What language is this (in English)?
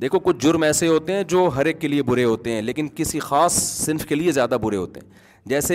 Urdu